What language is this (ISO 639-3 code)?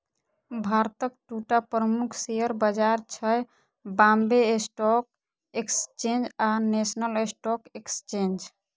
mai